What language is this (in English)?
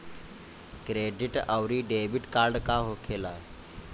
Bhojpuri